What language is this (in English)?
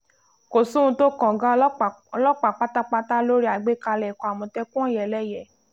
Yoruba